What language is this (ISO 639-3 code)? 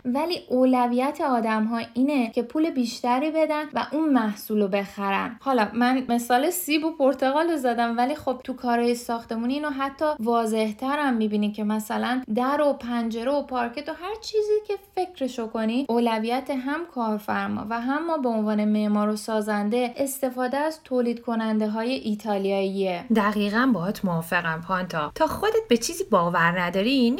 fas